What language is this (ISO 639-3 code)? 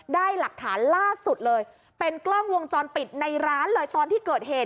tha